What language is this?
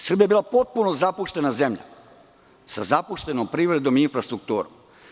Serbian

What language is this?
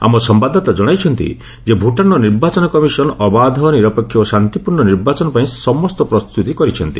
Odia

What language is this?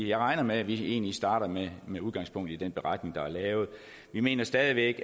Danish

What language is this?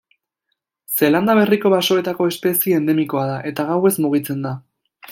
Basque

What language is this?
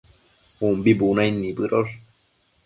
Matsés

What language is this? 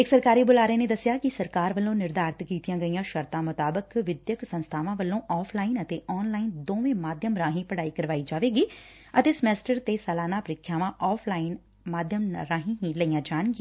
Punjabi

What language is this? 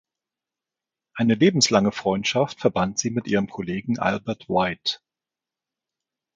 German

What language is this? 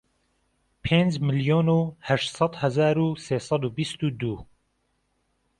Central Kurdish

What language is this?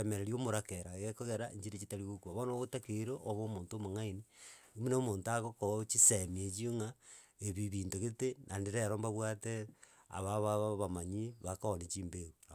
Gusii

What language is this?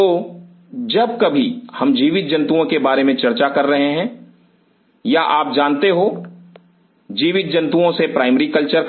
Hindi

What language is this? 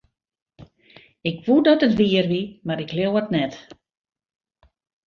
Western Frisian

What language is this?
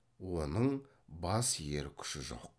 Kazakh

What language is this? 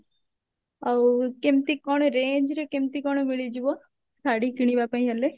Odia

